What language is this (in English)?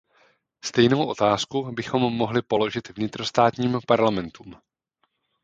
Czech